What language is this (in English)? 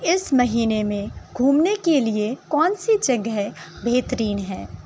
Urdu